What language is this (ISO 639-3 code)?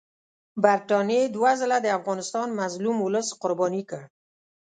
pus